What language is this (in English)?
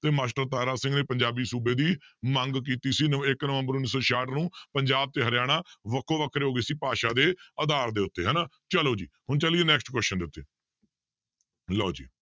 Punjabi